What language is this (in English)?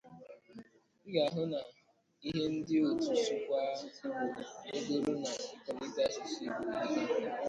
Igbo